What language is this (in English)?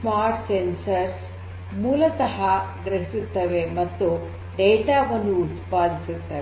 Kannada